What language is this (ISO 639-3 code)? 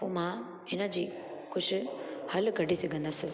snd